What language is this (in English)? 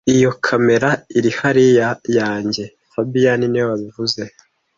Kinyarwanda